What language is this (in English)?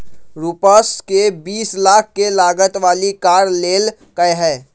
Magahi